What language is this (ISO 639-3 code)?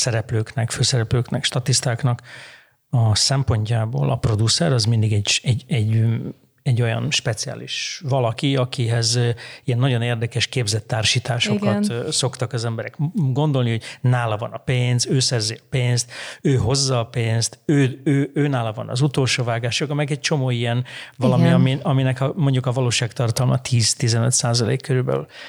hun